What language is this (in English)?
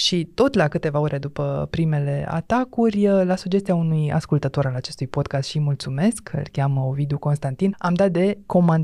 Romanian